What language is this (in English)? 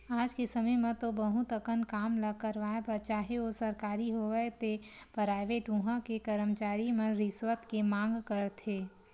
Chhattisgarhi